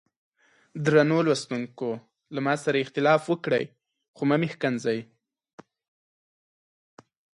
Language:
Pashto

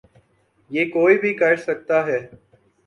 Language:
Urdu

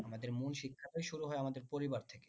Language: Bangla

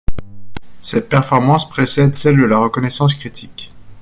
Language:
French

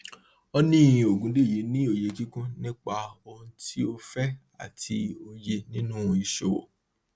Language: Yoruba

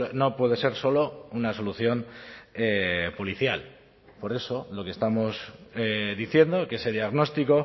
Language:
Spanish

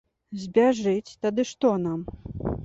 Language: Belarusian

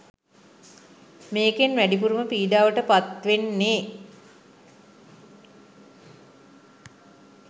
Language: Sinhala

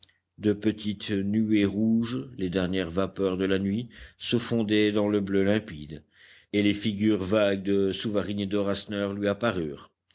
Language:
French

